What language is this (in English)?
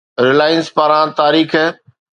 Sindhi